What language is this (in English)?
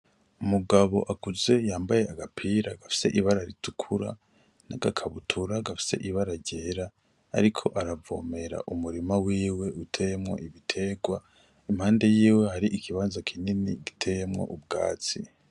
Rundi